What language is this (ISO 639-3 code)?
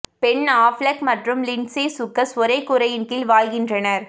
tam